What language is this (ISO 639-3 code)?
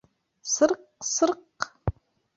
bak